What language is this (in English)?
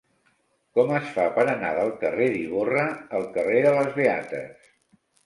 Catalan